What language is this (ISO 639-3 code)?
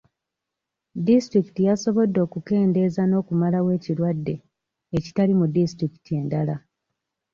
lug